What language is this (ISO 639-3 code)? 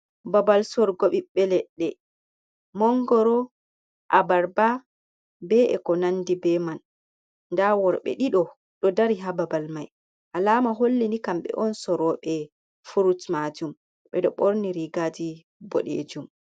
ful